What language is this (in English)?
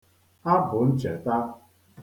Igbo